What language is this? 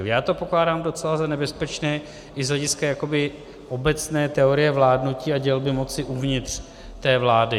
Czech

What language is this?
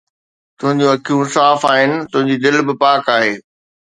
Sindhi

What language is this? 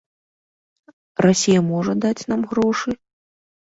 Belarusian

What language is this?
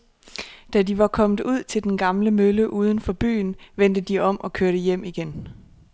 Danish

